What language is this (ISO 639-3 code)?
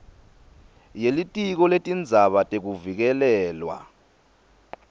ssw